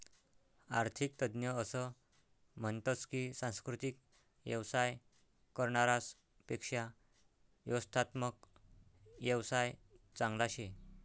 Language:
Marathi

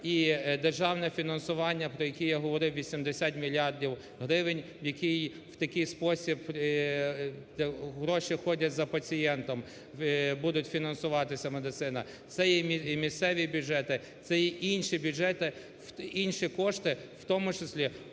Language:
Ukrainian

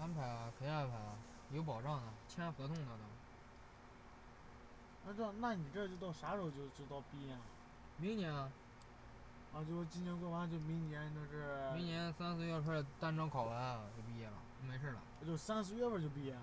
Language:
Chinese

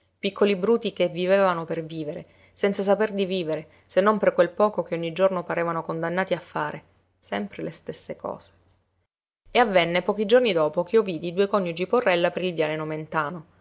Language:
Italian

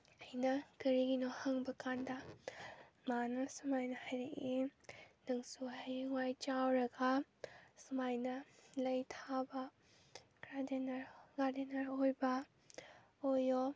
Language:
Manipuri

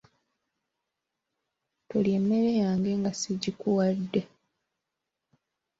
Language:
Ganda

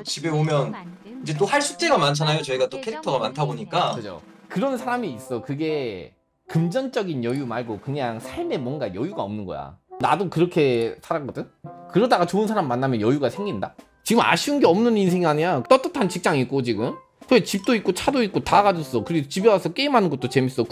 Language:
Korean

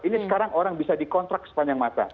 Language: Indonesian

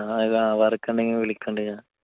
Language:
Malayalam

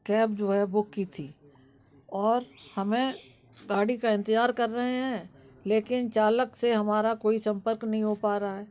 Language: Hindi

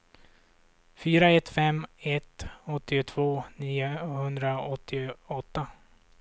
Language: Swedish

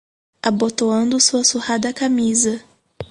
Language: Portuguese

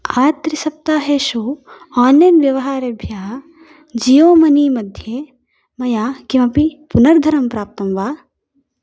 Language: Sanskrit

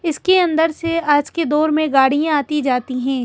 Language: Hindi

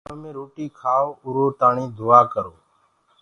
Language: Gurgula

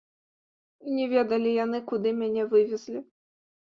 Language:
Belarusian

